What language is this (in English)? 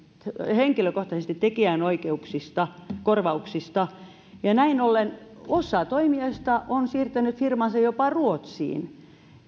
Finnish